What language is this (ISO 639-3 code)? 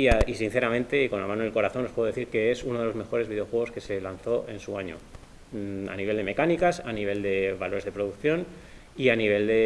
spa